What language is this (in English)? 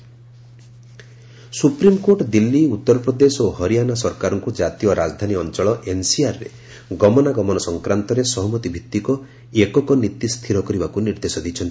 Odia